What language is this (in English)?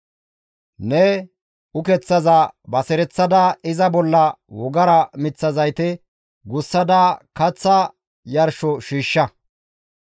Gamo